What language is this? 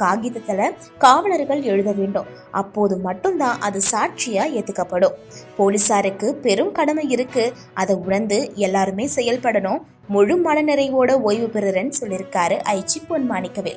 English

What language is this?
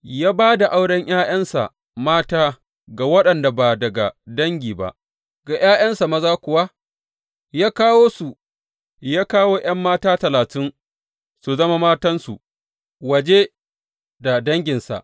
Hausa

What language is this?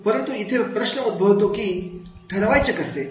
Marathi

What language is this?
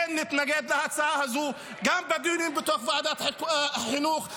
Hebrew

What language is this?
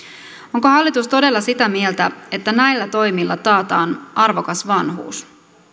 Finnish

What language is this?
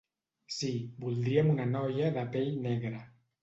Catalan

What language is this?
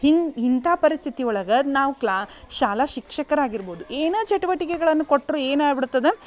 Kannada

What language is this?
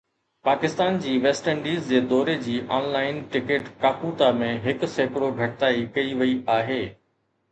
Sindhi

